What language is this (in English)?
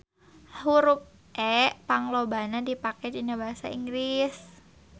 Sundanese